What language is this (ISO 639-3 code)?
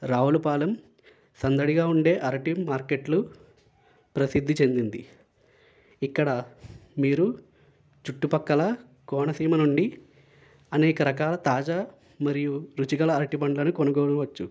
tel